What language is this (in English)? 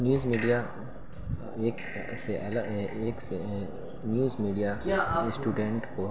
Urdu